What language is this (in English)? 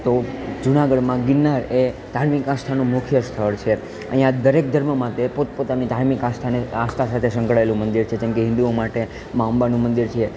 Gujarati